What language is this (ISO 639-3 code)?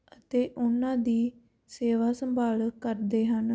pan